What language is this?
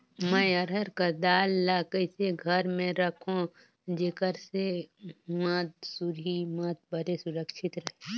Chhattisgarhi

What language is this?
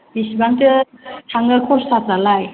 Bodo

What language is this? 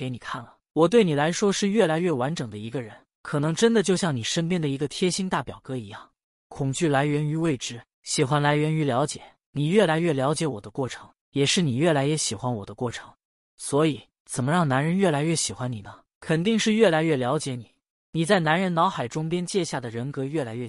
Chinese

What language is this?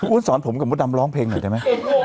Thai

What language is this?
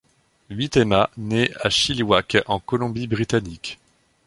French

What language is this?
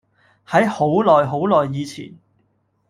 Cantonese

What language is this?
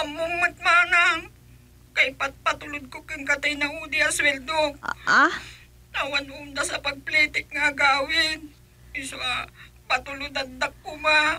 Filipino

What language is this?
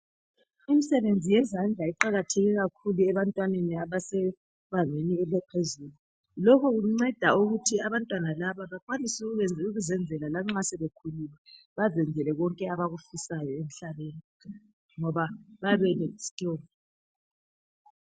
North Ndebele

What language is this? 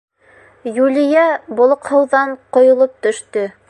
Bashkir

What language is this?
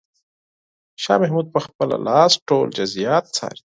Pashto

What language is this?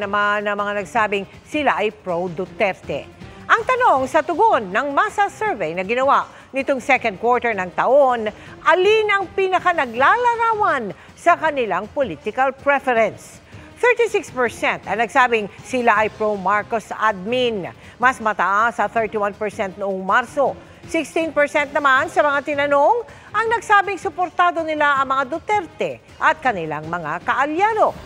Filipino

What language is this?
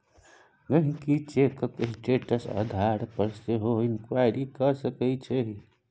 Maithili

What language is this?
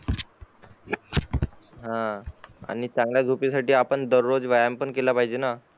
Marathi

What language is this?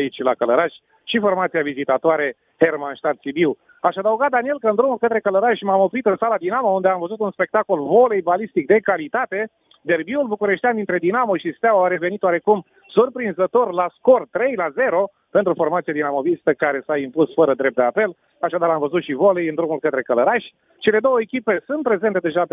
Romanian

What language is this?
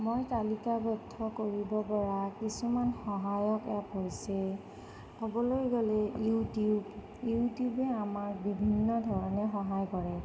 Assamese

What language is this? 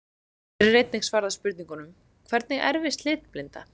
Icelandic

